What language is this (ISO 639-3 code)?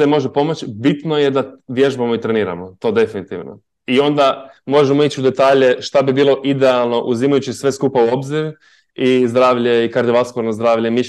hrv